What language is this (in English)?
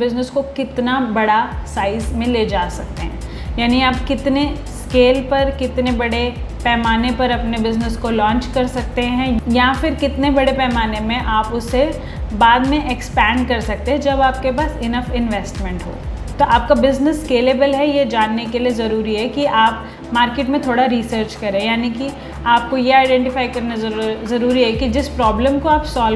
Hindi